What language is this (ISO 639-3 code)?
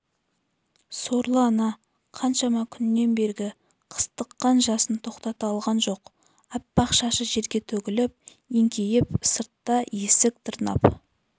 kaz